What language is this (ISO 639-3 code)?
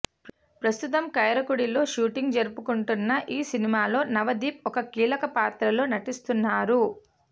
tel